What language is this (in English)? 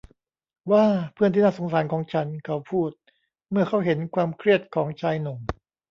Thai